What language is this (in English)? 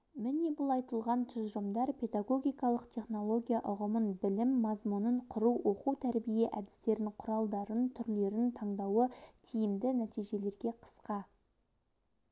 Kazakh